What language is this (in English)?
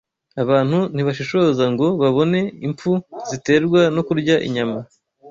Kinyarwanda